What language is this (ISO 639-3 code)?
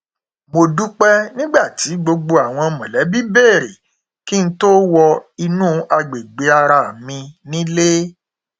yor